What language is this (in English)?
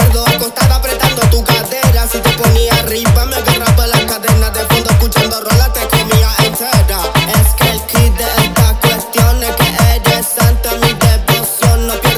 Arabic